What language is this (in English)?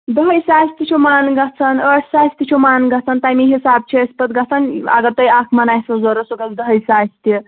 Kashmiri